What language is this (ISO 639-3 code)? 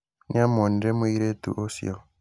kik